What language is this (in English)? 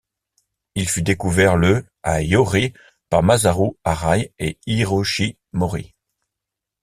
French